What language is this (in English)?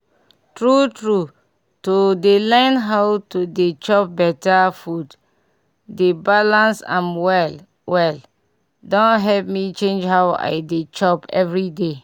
Nigerian Pidgin